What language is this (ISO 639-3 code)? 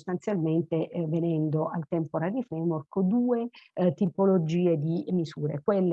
ita